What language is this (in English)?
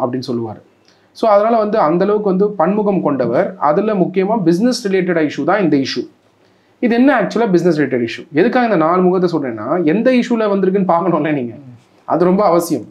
Tamil